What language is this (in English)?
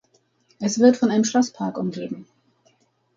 German